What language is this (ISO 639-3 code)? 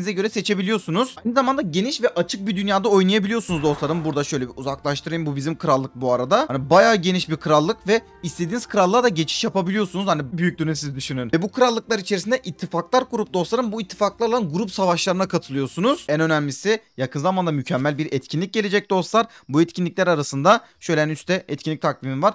tur